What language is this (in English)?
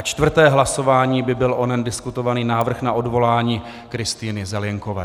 Czech